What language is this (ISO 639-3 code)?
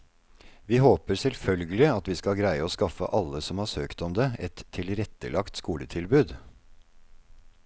nor